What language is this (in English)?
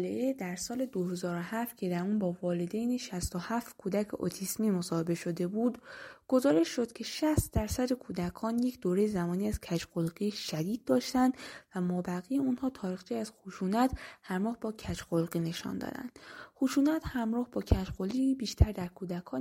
Persian